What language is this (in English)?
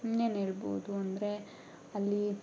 Kannada